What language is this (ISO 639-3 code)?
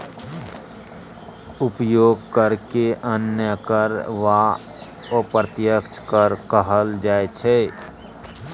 mai